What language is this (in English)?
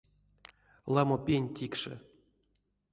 Erzya